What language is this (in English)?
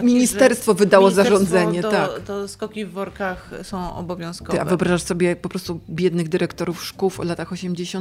Polish